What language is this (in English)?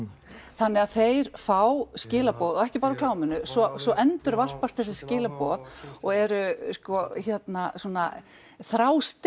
Icelandic